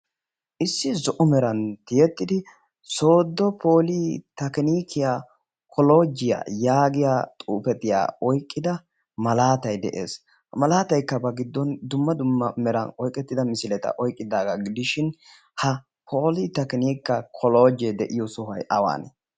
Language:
Wolaytta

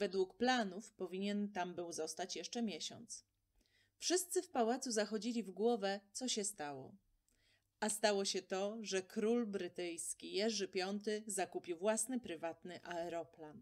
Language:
Polish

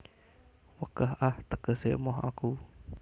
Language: Javanese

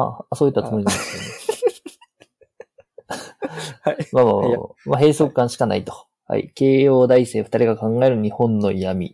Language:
Japanese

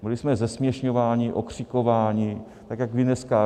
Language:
Czech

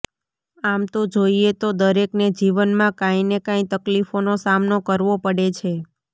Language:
Gujarati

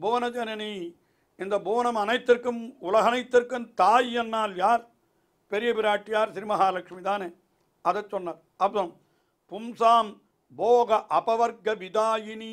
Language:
Tamil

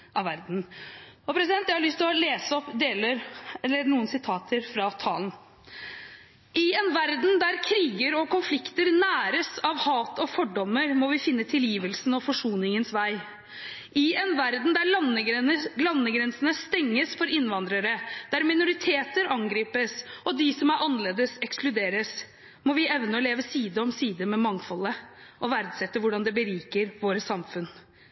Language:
Norwegian Bokmål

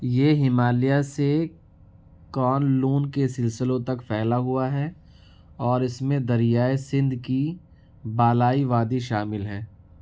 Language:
Urdu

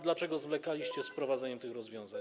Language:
Polish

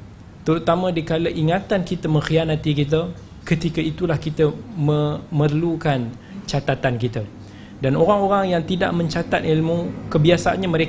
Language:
Malay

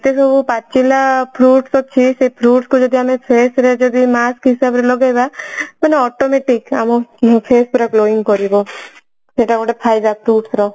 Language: Odia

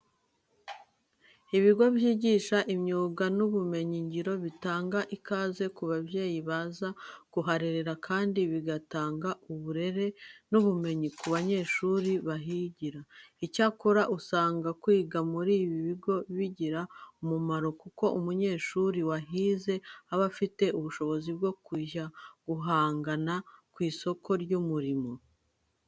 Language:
Kinyarwanda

